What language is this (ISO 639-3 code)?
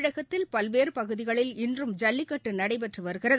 tam